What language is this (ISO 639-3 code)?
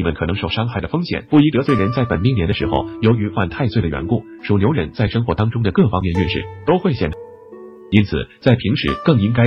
zho